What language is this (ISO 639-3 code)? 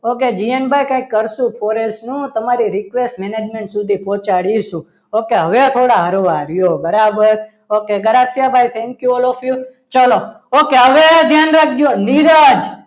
guj